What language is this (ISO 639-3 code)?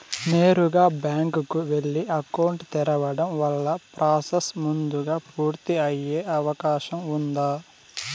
tel